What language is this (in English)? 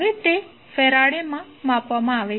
Gujarati